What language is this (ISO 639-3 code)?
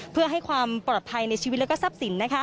tha